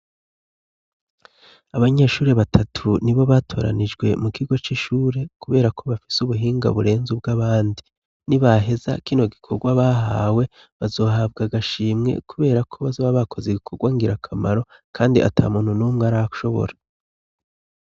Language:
Rundi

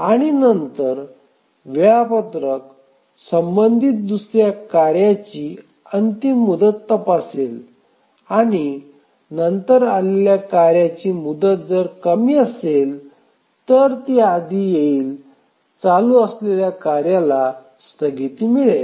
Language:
Marathi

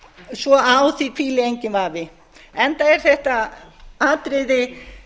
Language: Icelandic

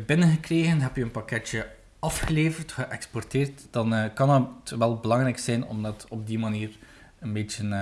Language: Dutch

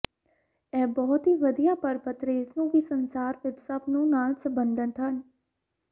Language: Punjabi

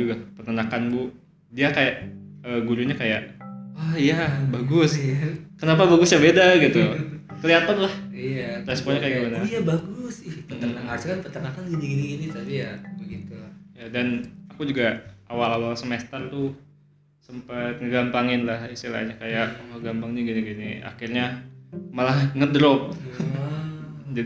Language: Indonesian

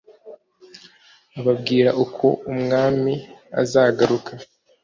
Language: Kinyarwanda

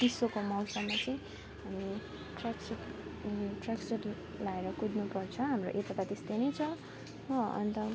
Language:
Nepali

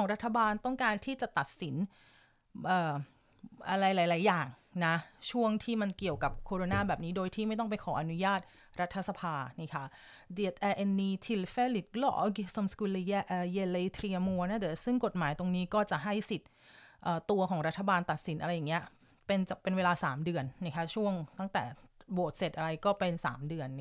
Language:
Thai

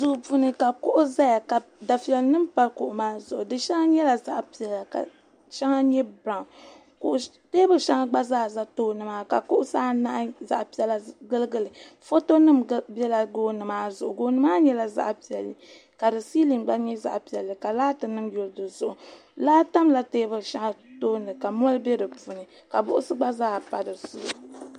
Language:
Dagbani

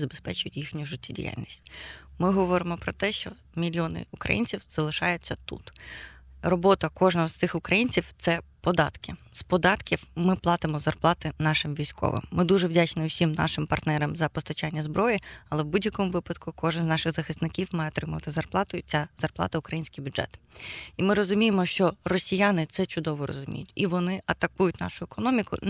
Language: Ukrainian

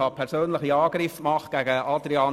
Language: Swiss German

